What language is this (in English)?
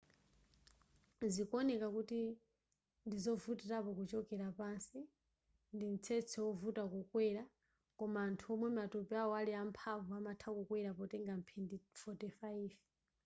Nyanja